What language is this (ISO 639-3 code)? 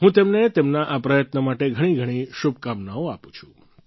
guj